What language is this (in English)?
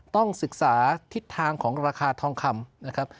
Thai